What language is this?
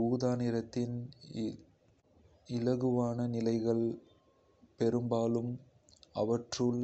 Kota (India)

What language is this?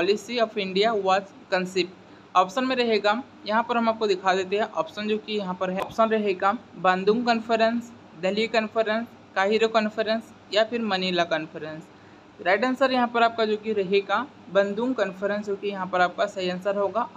Hindi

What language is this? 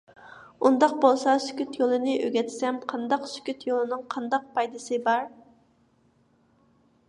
Uyghur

